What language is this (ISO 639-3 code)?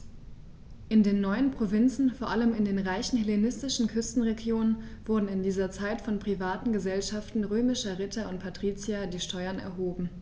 deu